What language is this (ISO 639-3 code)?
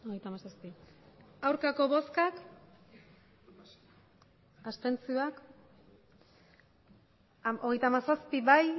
eus